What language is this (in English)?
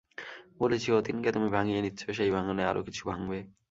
Bangla